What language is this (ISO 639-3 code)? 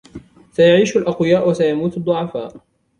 ara